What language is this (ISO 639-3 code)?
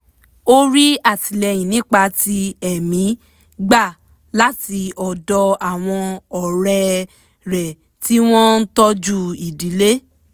yor